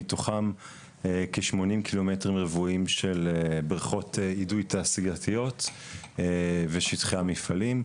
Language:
Hebrew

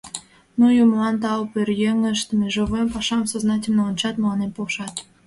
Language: Mari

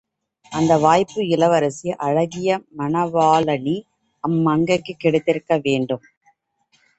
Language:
Tamil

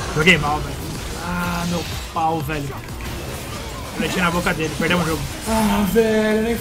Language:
Portuguese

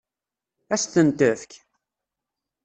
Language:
Kabyle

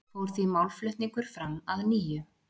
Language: Icelandic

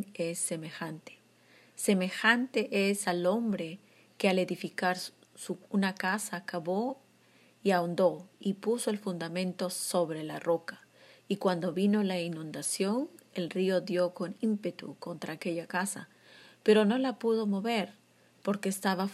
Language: Spanish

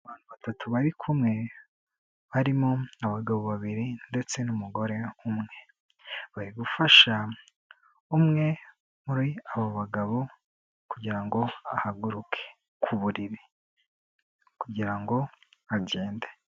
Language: Kinyarwanda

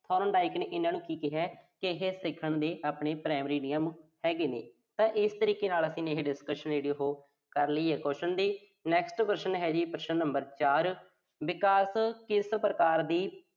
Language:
Punjabi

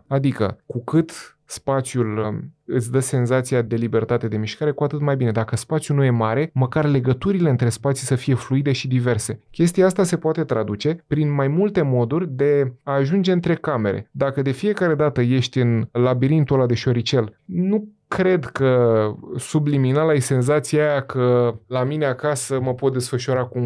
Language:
Romanian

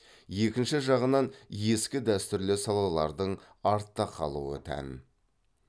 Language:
Kazakh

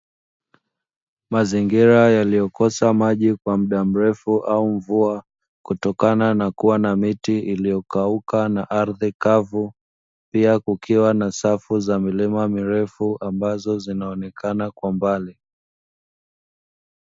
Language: Swahili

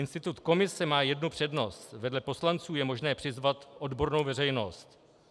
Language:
Czech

